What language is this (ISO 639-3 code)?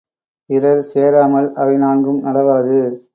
tam